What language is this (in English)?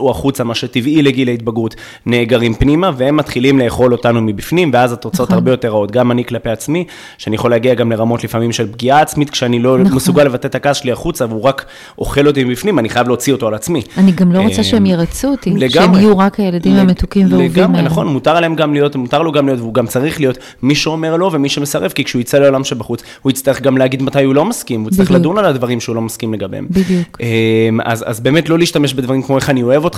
Hebrew